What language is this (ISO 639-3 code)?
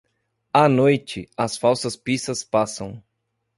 por